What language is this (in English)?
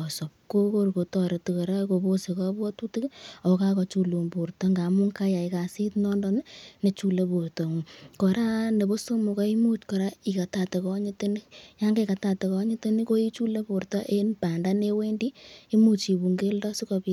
Kalenjin